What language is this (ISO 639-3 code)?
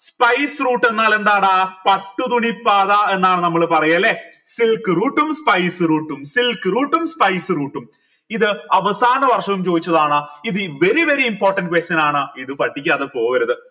mal